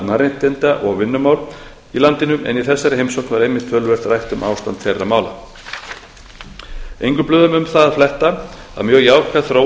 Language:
Icelandic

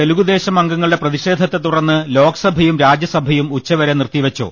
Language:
Malayalam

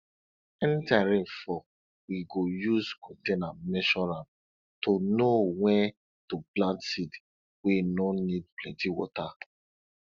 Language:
Nigerian Pidgin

